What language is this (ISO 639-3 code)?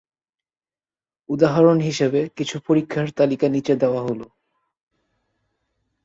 ben